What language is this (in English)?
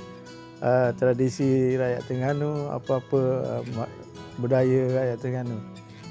Malay